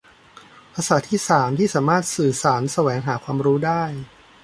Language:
Thai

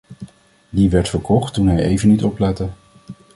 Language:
Dutch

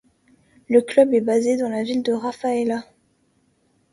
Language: French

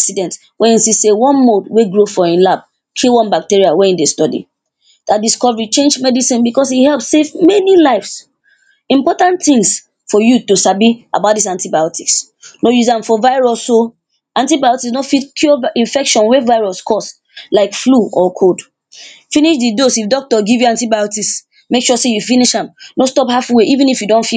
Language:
Nigerian Pidgin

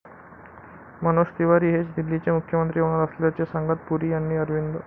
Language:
Marathi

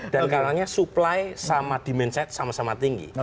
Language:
Indonesian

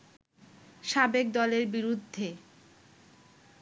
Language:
Bangla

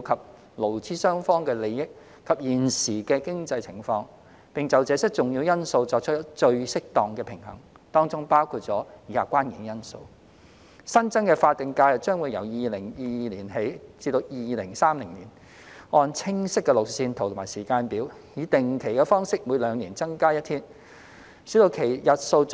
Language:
Cantonese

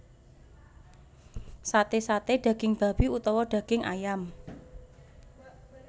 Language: Javanese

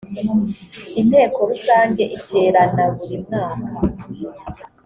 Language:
Kinyarwanda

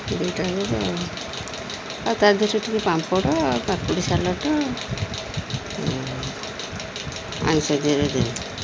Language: Odia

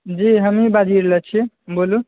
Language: Maithili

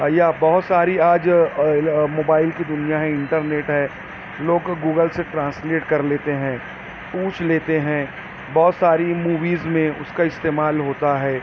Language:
Urdu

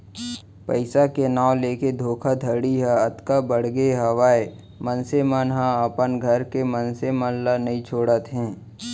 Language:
Chhattisgarhi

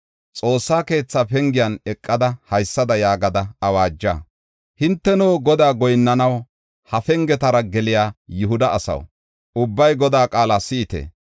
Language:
Gofa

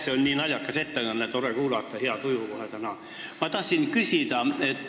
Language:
Estonian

